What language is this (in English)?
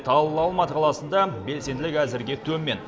Kazakh